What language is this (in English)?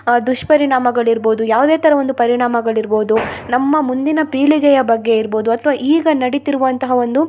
Kannada